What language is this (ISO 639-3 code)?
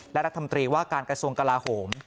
tha